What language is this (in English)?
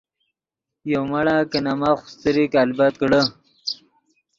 Yidgha